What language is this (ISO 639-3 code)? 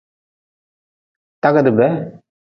nmz